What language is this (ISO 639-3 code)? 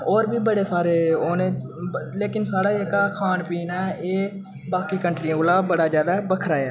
doi